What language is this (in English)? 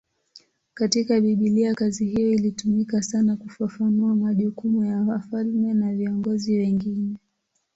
Swahili